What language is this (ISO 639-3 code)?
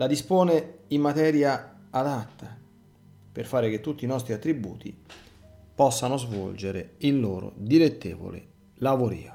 ita